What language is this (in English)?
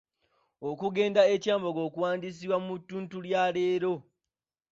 Ganda